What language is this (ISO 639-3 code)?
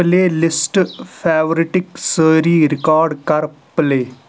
kas